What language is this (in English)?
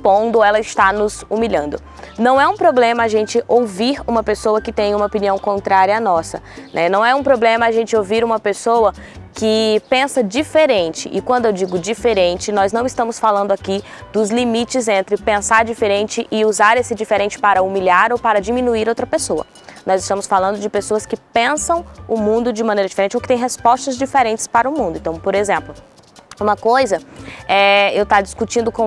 Portuguese